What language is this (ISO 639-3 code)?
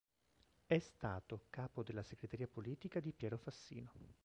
ita